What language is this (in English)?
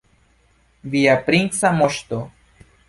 Esperanto